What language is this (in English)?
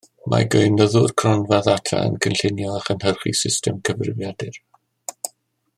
Welsh